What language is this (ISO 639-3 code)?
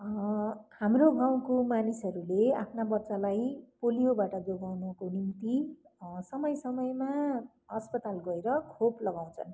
nep